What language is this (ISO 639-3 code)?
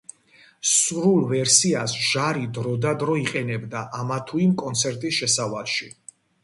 kat